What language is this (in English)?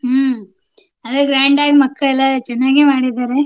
Kannada